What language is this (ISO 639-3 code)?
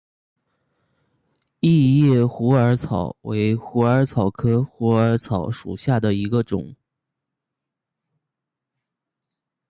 zho